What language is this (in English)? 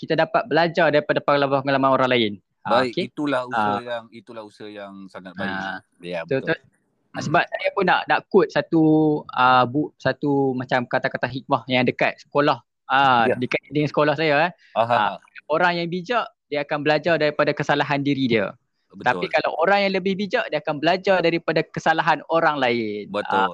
Malay